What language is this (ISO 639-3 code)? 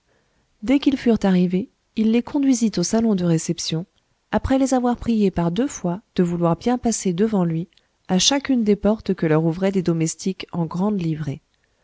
fra